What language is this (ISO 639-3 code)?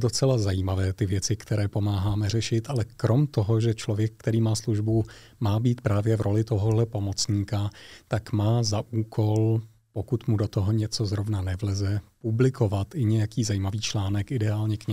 ces